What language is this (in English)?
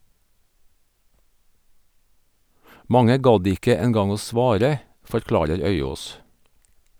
Norwegian